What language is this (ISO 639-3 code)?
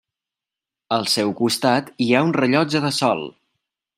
cat